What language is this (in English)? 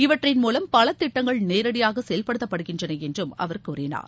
Tamil